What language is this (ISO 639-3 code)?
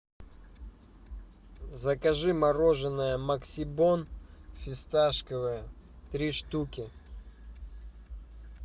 rus